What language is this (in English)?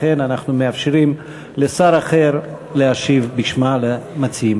Hebrew